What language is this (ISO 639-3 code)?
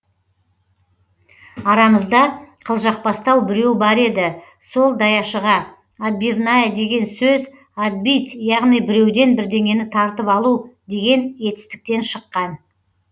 kaz